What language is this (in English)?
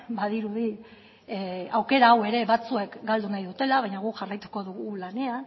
Basque